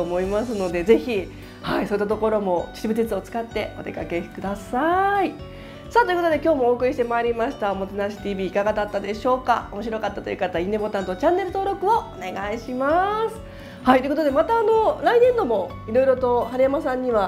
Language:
Japanese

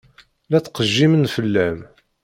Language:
Kabyle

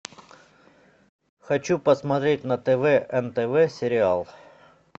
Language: Russian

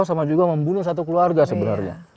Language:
Indonesian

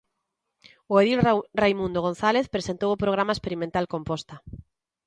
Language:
Galician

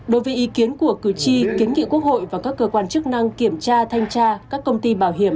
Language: Vietnamese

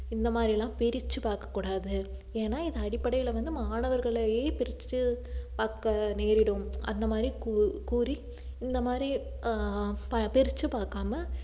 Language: Tamil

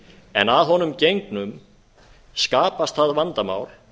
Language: Icelandic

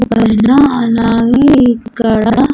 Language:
Telugu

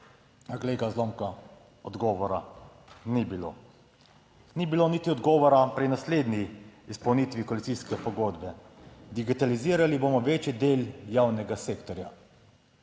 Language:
Slovenian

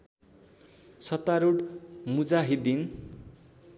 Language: Nepali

